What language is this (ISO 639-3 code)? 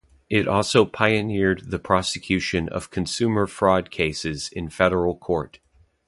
eng